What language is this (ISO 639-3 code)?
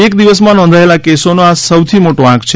guj